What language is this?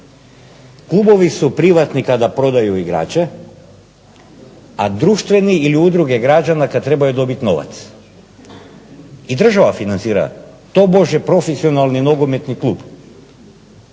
Croatian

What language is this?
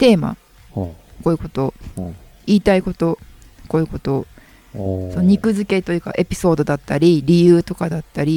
Japanese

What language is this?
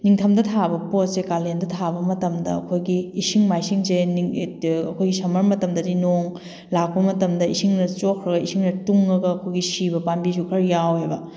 Manipuri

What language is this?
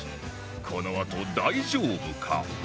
Japanese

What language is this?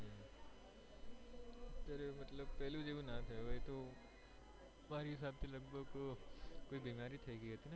Gujarati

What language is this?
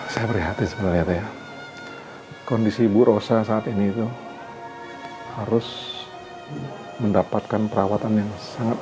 Indonesian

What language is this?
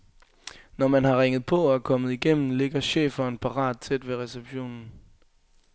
Danish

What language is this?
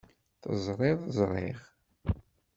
Kabyle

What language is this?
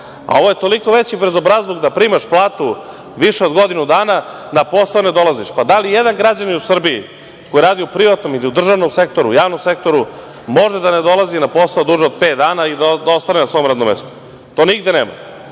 Serbian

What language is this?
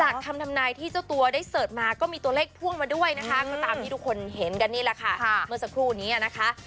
Thai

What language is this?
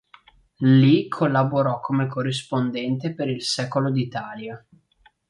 Italian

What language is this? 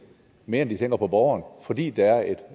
Danish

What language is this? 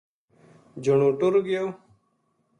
Gujari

